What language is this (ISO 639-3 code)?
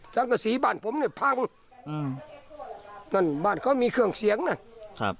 tha